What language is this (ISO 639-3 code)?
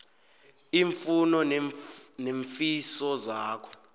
nbl